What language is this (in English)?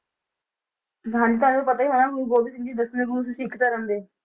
Punjabi